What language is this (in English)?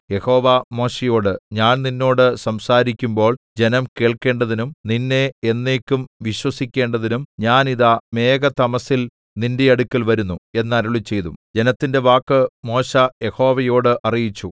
Malayalam